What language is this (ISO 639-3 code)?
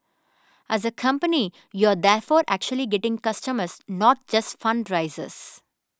eng